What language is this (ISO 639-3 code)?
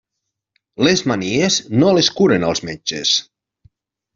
cat